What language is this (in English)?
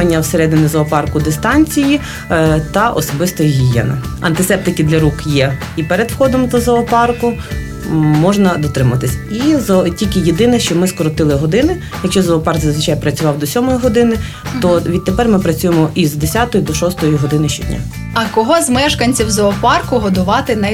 Ukrainian